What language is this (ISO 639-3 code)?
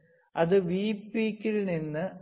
mal